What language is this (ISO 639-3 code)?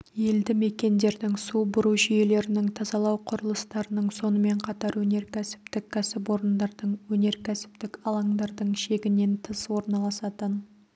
kaz